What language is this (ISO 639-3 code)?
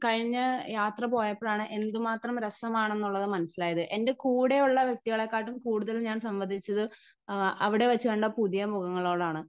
mal